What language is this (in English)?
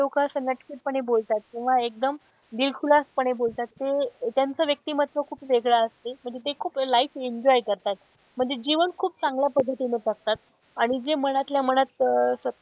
Marathi